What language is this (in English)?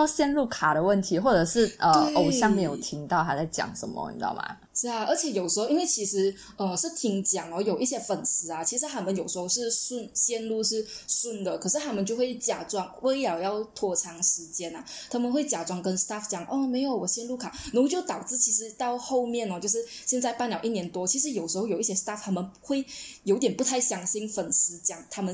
Chinese